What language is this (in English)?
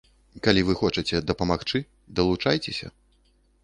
Belarusian